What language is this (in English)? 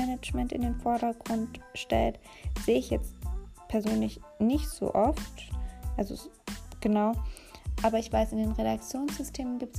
German